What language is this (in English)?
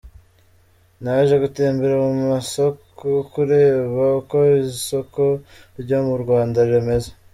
Kinyarwanda